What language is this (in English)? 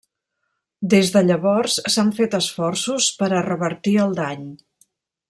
Catalan